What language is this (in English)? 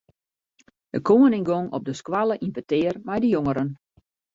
Western Frisian